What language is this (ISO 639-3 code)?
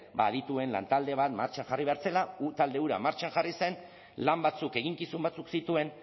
eus